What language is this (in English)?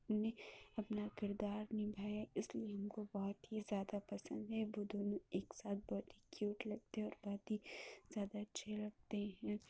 Urdu